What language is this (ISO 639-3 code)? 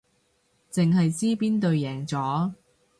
yue